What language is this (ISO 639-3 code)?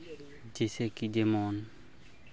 sat